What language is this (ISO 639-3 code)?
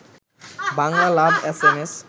ben